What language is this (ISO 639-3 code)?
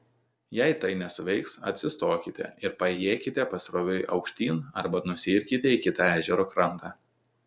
lit